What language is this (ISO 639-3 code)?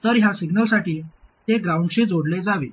mar